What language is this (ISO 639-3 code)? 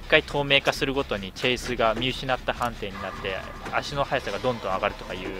jpn